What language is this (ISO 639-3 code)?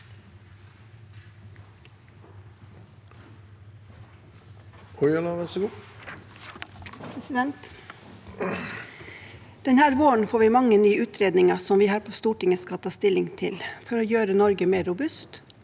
nor